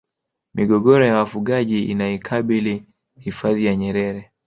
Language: Swahili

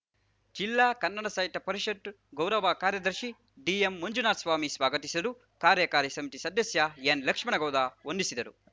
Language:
Kannada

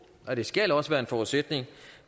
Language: Danish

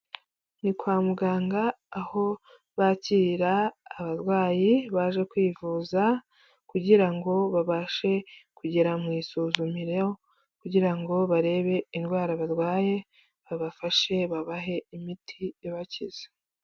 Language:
Kinyarwanda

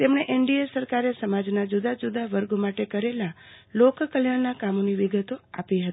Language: Gujarati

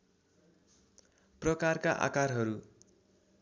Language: Nepali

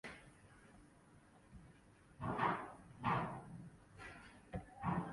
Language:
Hausa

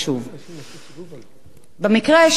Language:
Hebrew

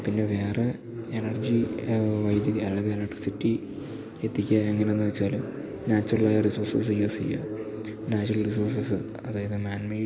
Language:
Malayalam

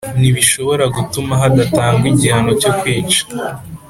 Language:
Kinyarwanda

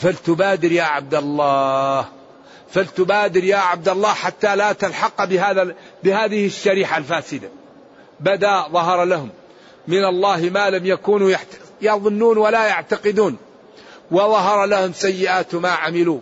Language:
Arabic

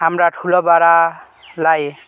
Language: Nepali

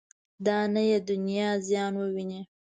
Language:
Pashto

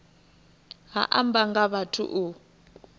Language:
Venda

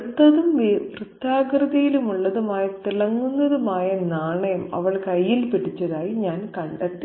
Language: Malayalam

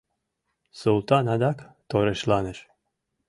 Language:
Mari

